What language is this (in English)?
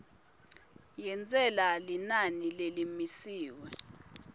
Swati